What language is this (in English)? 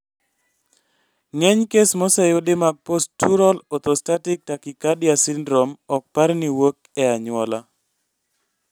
Luo (Kenya and Tanzania)